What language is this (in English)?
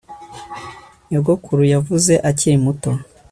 Kinyarwanda